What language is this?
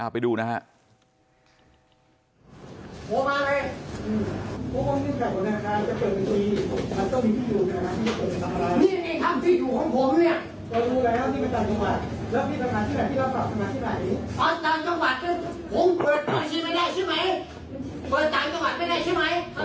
Thai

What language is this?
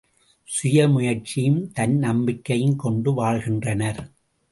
Tamil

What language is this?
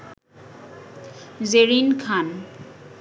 Bangla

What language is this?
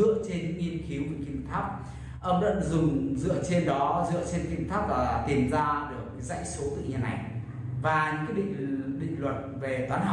Vietnamese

